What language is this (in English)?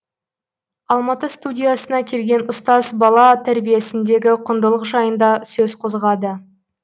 Kazakh